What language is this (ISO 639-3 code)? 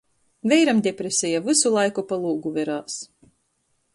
ltg